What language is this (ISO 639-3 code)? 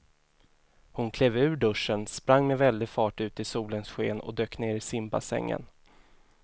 swe